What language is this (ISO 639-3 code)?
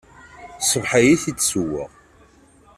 kab